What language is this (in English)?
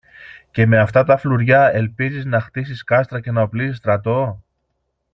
Greek